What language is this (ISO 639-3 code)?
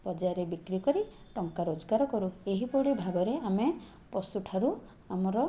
ori